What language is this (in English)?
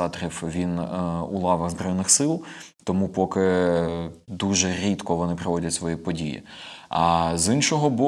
Ukrainian